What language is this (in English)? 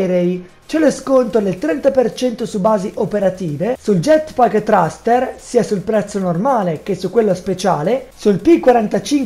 Italian